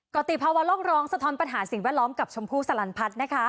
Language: Thai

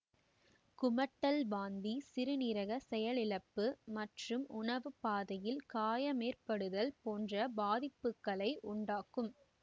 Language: Tamil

